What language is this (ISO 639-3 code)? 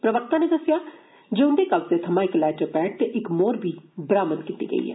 doi